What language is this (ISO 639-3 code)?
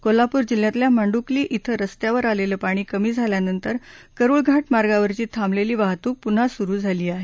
mar